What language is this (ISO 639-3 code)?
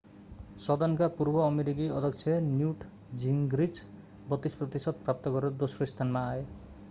nep